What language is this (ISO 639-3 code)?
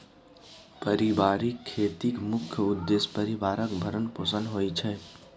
mai